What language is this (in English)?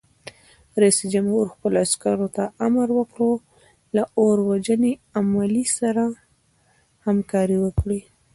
Pashto